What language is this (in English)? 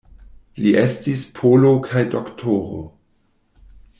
Esperanto